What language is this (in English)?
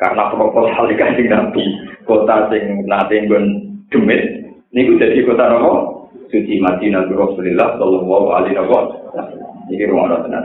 Indonesian